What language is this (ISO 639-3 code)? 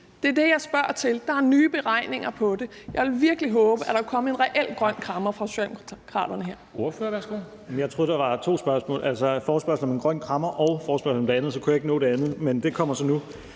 dan